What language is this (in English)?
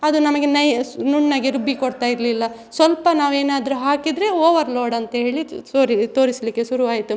Kannada